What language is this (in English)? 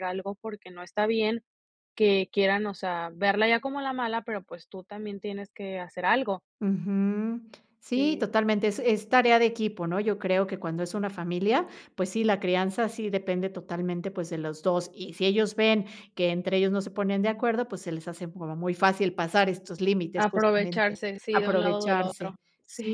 Spanish